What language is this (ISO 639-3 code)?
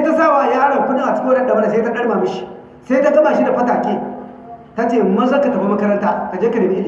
hau